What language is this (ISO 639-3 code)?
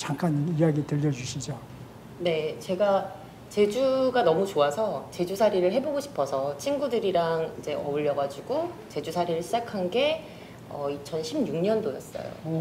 kor